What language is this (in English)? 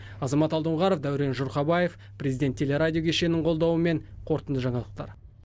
Kazakh